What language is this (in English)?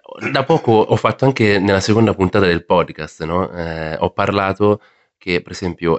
Italian